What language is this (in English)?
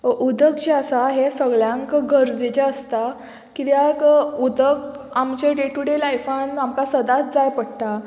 Konkani